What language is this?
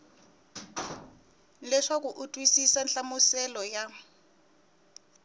Tsonga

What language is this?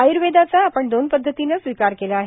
Marathi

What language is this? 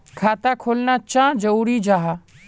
Magahi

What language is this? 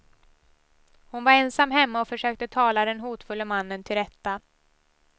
Swedish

